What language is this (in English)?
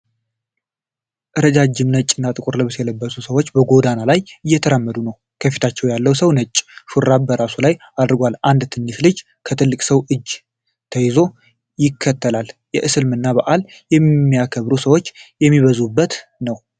Amharic